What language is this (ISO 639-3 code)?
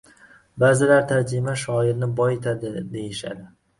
uzb